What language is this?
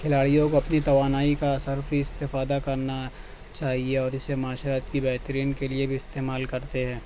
Urdu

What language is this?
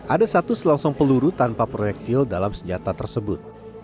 Indonesian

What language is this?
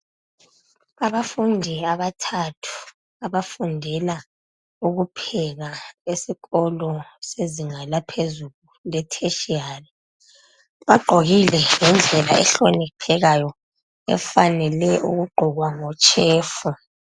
North Ndebele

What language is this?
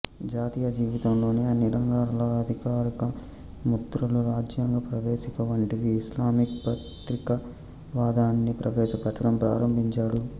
Telugu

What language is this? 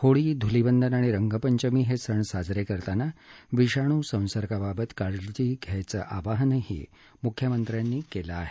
Marathi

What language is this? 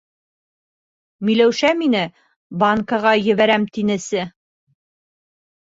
Bashkir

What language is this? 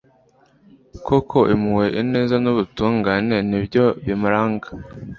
Kinyarwanda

